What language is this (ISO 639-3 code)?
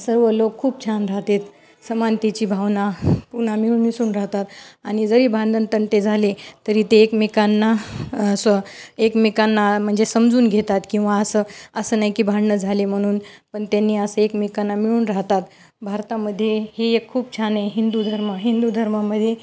mar